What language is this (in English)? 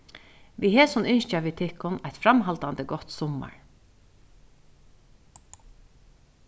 Faroese